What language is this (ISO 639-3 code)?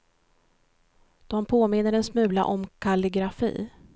swe